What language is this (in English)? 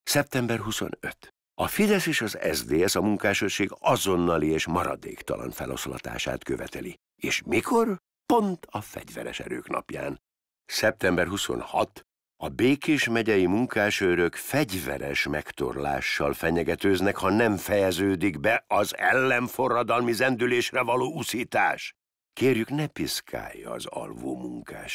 Hungarian